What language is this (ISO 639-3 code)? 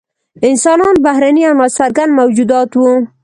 pus